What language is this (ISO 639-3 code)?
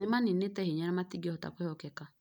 kik